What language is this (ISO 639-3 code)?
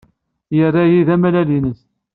kab